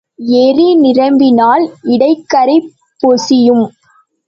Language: Tamil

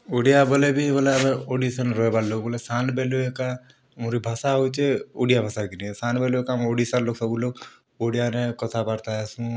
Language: Odia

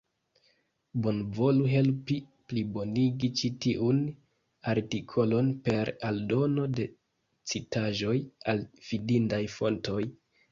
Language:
Esperanto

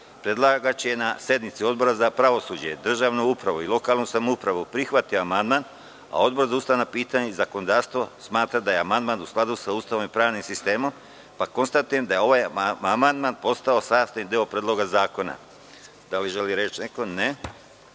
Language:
Serbian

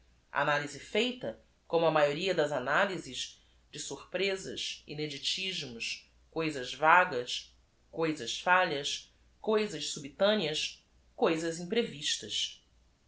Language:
Portuguese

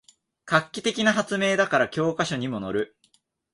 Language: Japanese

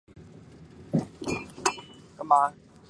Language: Chinese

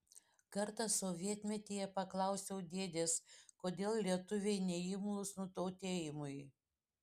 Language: Lithuanian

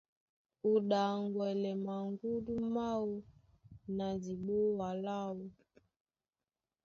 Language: Duala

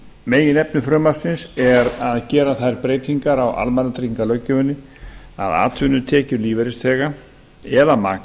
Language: Icelandic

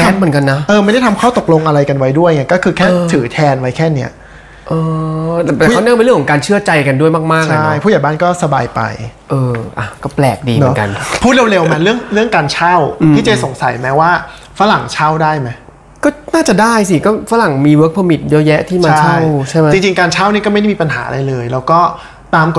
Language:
Thai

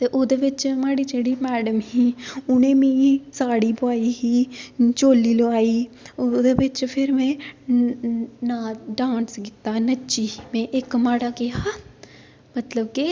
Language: Dogri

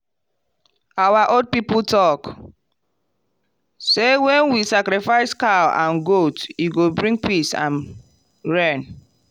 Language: Nigerian Pidgin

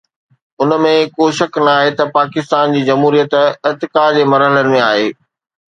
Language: Sindhi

